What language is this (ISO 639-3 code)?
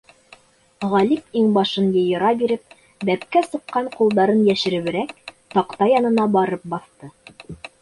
bak